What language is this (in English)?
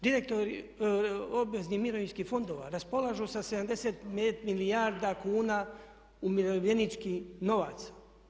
Croatian